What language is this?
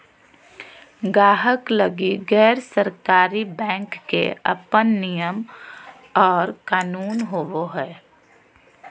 Magahi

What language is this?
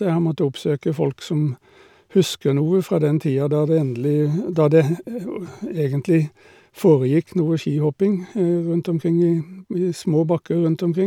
Norwegian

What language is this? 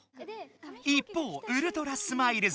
Japanese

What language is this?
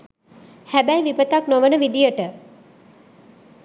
Sinhala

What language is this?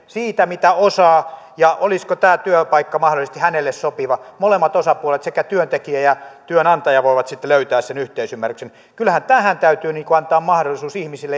Finnish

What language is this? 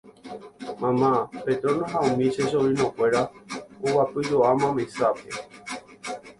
Guarani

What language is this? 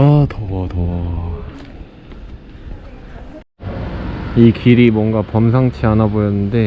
Korean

